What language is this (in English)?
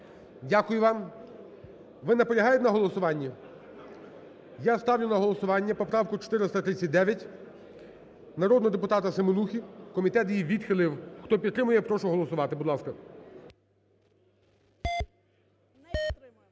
Ukrainian